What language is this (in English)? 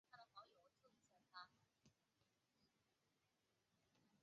Chinese